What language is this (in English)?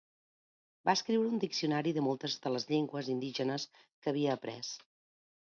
Catalan